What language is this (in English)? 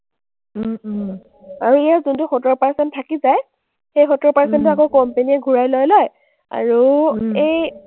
Assamese